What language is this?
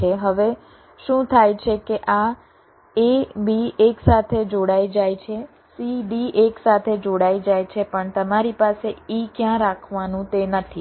Gujarati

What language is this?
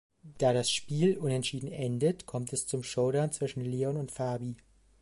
German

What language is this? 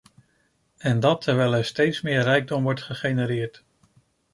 Dutch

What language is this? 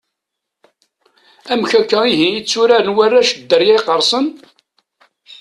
Kabyle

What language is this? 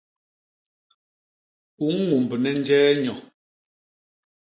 Basaa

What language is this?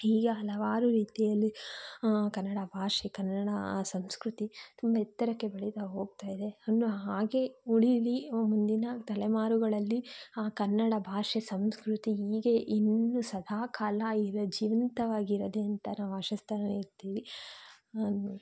Kannada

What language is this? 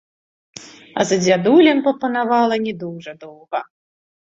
Belarusian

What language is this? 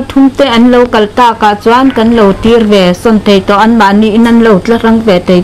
Thai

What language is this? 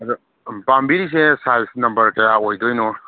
Manipuri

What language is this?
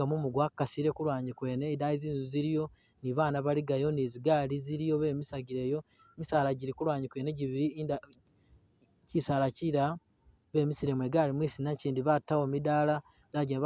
Masaaba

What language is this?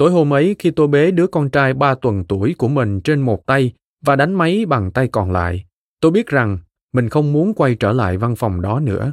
Vietnamese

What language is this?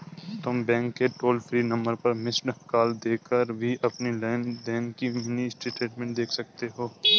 Hindi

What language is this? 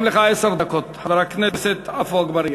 Hebrew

